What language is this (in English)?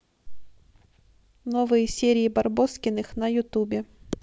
Russian